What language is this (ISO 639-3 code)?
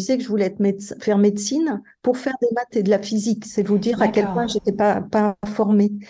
fra